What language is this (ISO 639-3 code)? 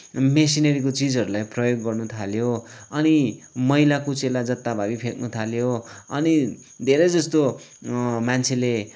nep